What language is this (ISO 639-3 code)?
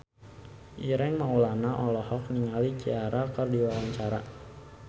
sun